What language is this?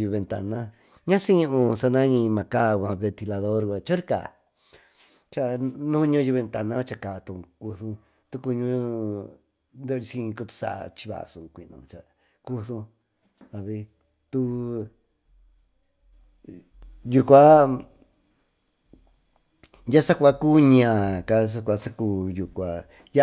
Tututepec Mixtec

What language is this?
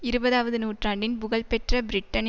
Tamil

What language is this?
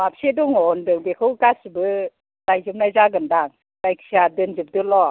Bodo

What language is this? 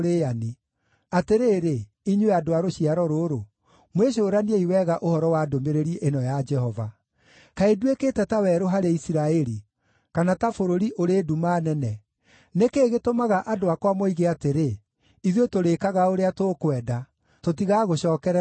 Kikuyu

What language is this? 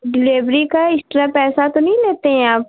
Hindi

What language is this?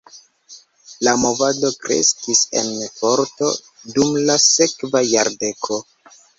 Esperanto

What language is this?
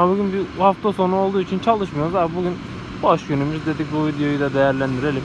Turkish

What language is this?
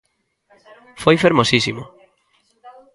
Galician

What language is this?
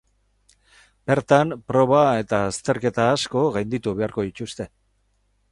Basque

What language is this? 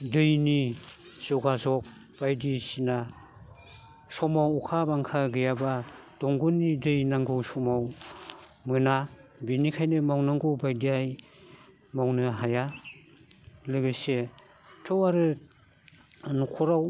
Bodo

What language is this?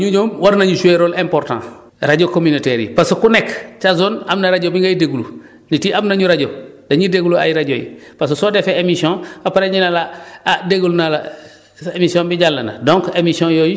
Wolof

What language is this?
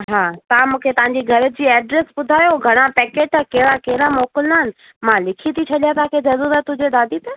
Sindhi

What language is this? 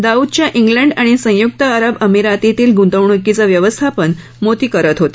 Marathi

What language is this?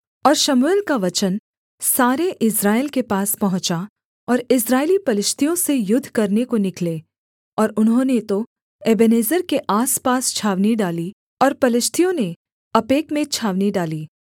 Hindi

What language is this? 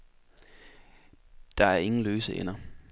Danish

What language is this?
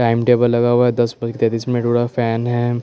Hindi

